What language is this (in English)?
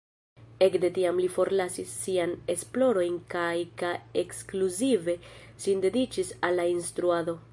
Esperanto